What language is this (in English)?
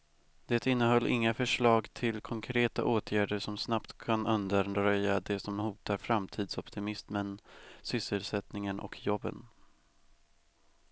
Swedish